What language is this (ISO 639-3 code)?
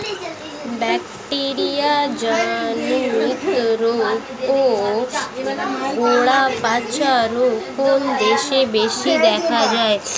ben